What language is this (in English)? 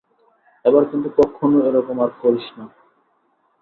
Bangla